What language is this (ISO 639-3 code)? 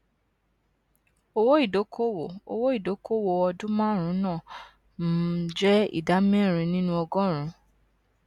yor